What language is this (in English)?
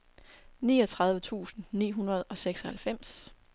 Danish